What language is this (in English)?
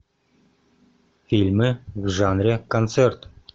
Russian